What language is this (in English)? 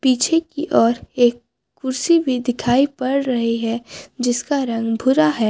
Hindi